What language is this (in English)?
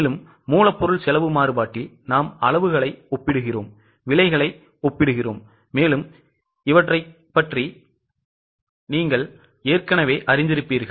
Tamil